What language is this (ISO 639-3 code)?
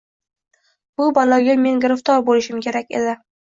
uzb